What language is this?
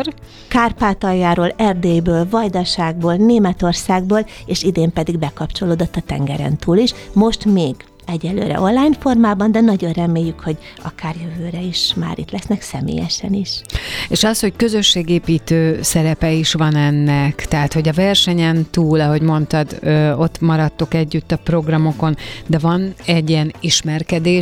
Hungarian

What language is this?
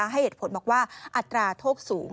Thai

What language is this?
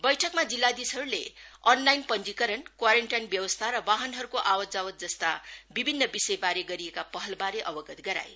Nepali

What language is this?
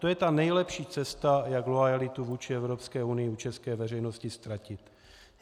Czech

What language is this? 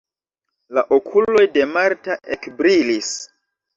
Esperanto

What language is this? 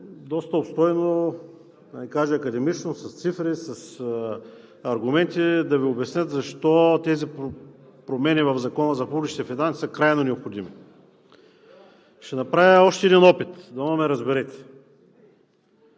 Bulgarian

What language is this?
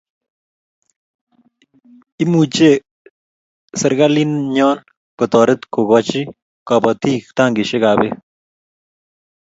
Kalenjin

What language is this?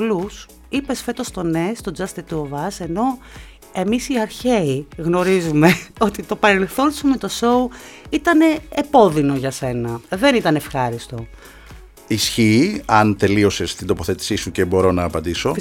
Greek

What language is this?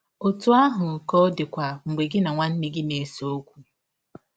Igbo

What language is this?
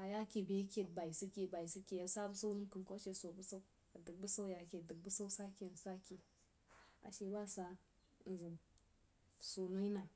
Jiba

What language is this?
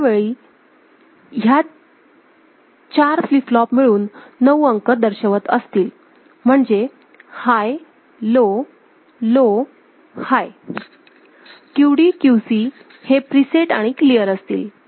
Marathi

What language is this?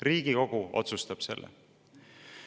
Estonian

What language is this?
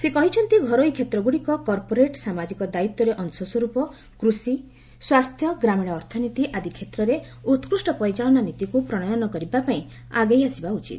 Odia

